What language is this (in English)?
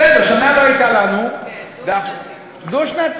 Hebrew